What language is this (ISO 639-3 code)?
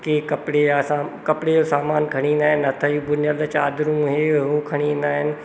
snd